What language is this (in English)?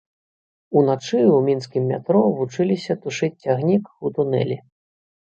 Belarusian